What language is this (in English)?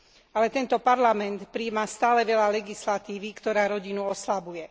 Slovak